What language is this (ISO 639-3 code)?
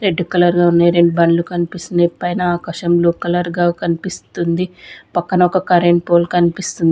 tel